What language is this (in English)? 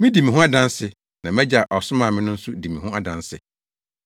Akan